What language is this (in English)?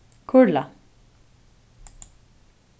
Faroese